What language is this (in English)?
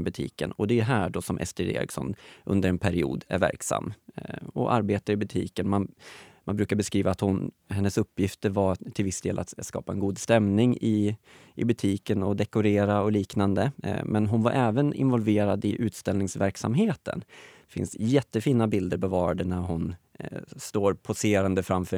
Swedish